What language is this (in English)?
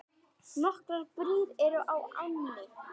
Icelandic